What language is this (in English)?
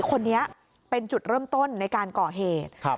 Thai